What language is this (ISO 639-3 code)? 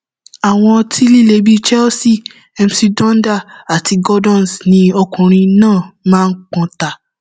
yor